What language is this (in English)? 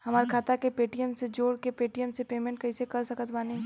Bhojpuri